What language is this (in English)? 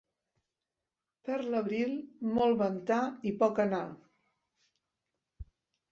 Catalan